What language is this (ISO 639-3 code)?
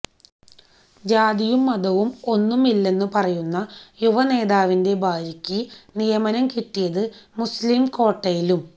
mal